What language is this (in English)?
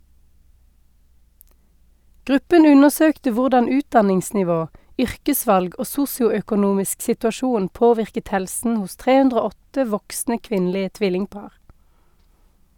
Norwegian